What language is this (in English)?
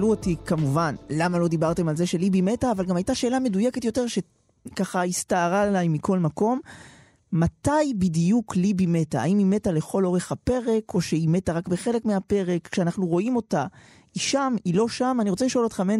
Hebrew